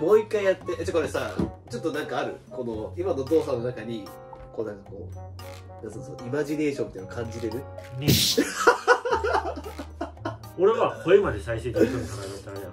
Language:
Japanese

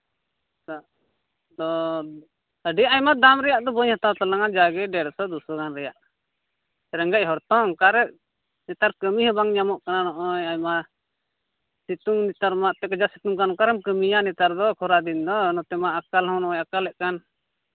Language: Santali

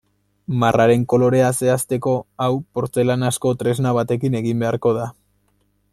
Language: Basque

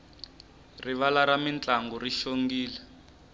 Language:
Tsonga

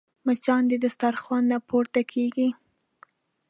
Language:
Pashto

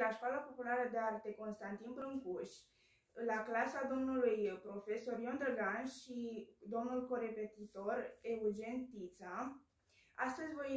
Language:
Romanian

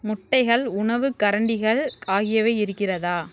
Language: Tamil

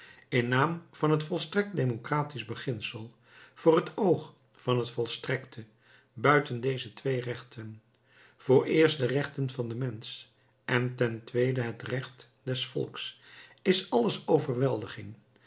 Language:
Dutch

